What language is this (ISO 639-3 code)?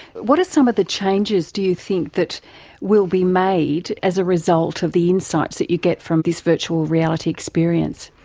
eng